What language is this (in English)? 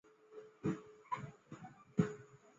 Chinese